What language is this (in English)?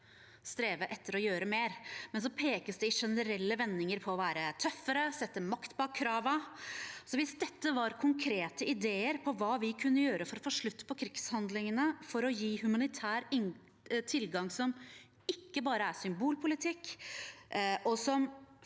Norwegian